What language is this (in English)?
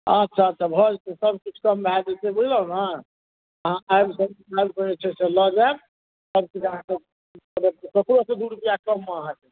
Maithili